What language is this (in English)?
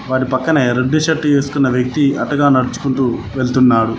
Telugu